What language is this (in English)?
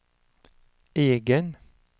Swedish